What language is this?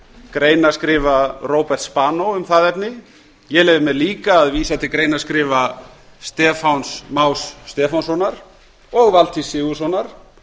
Icelandic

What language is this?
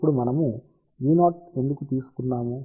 Telugu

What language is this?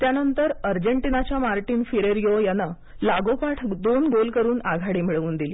Marathi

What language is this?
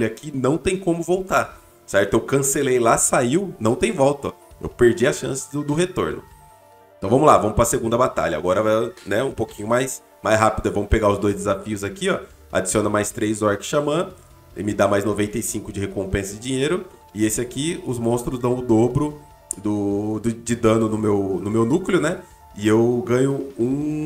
Portuguese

